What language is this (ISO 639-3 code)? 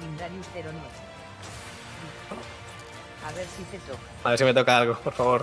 spa